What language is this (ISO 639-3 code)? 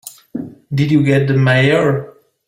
eng